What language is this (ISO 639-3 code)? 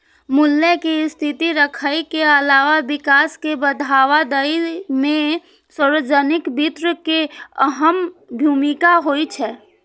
mai